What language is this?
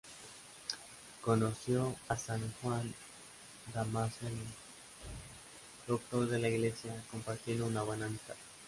Spanish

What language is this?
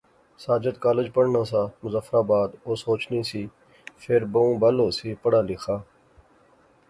Pahari-Potwari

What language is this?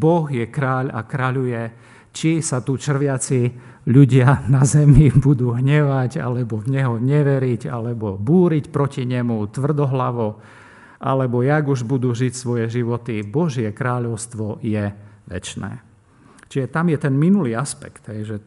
Slovak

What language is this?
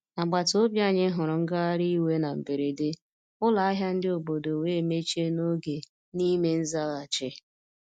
Igbo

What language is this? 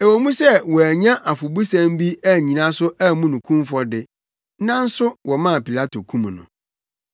Akan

